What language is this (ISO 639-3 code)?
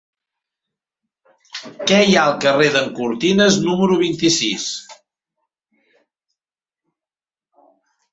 cat